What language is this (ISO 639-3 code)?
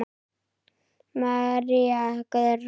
isl